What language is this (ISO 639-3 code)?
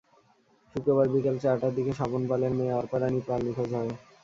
ben